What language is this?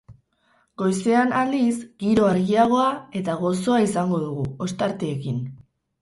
Basque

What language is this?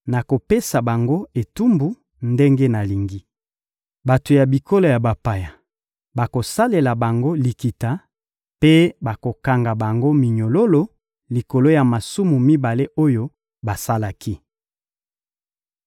Lingala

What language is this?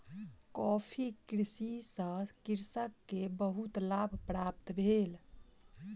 Maithili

